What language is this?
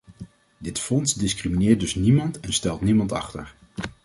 Dutch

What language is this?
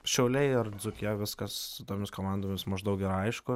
Lithuanian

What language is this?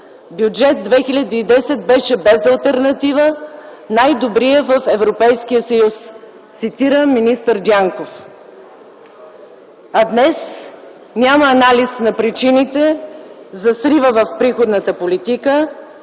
Bulgarian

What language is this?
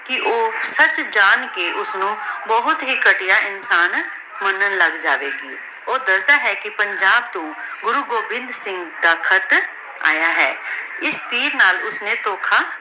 Punjabi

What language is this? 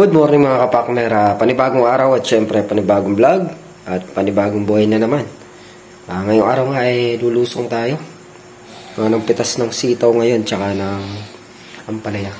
Filipino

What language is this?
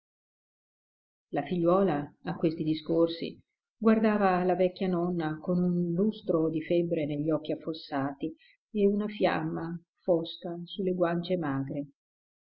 Italian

